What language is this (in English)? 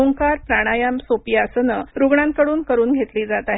Marathi